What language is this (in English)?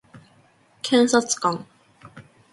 Japanese